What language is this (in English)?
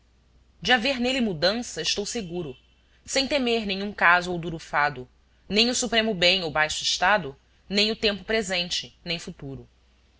Portuguese